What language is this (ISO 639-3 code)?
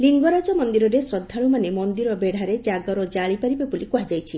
ori